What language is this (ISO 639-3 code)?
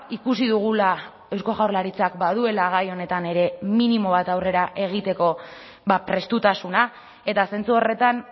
eus